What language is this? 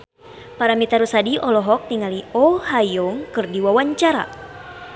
Sundanese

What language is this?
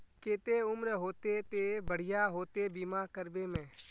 Magahi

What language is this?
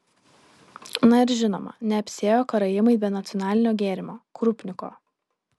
Lithuanian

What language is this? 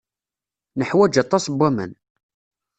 Kabyle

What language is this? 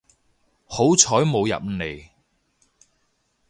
Cantonese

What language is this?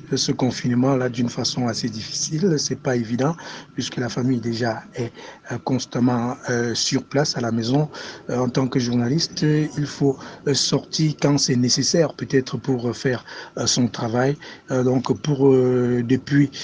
French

